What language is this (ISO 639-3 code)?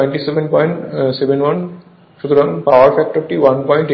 ben